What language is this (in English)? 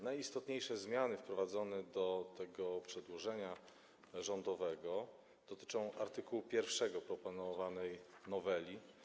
Polish